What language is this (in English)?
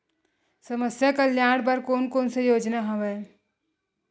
Chhattisgarhi